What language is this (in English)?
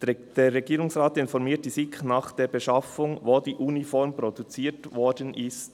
Swiss German